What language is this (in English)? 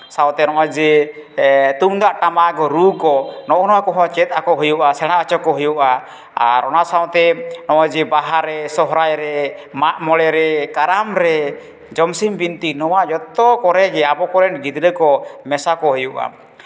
Santali